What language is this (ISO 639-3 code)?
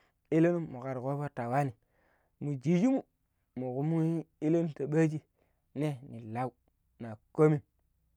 pip